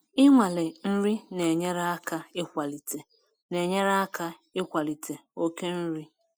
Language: Igbo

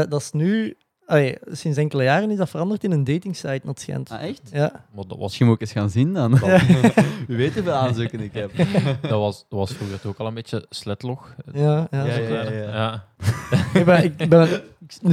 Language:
Dutch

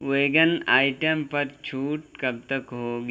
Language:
Urdu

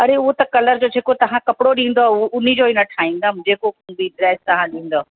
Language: Sindhi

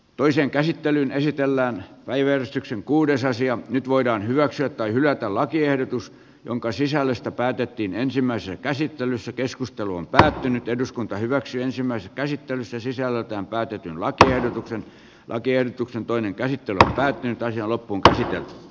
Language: Finnish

